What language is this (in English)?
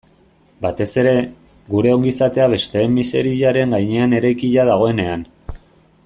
Basque